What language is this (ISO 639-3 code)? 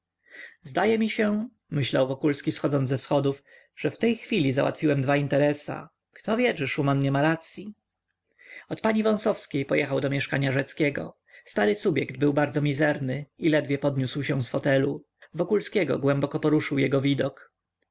pol